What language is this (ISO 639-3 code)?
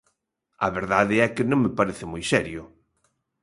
glg